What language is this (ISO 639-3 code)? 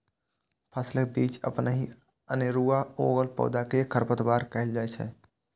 mai